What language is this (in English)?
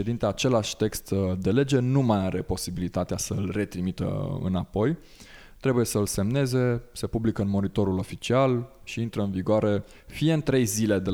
Romanian